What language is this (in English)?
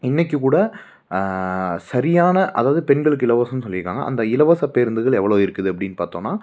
Tamil